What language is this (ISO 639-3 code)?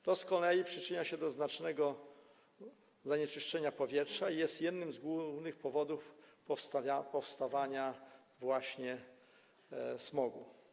pol